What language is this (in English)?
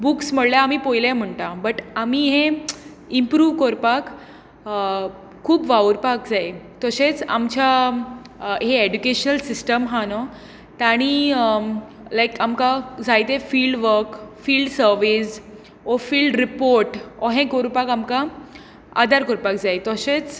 Konkani